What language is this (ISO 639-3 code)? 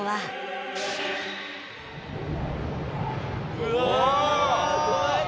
jpn